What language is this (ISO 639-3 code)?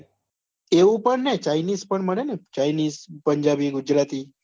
guj